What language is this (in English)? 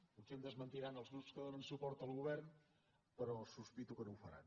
Catalan